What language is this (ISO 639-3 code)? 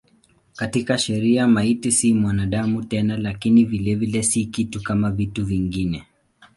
swa